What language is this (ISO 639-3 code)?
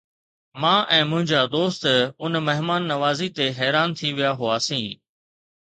snd